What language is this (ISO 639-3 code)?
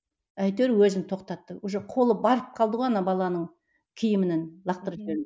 kaz